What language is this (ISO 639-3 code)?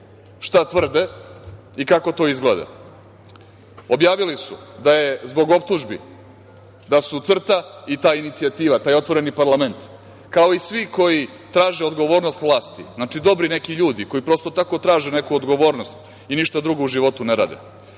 srp